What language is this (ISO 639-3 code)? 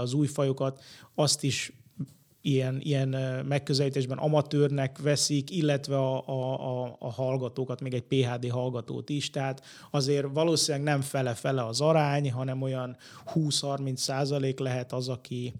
hun